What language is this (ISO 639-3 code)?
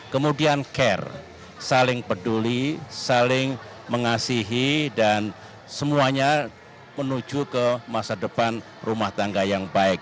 ind